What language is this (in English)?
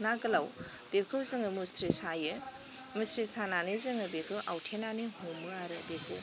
Bodo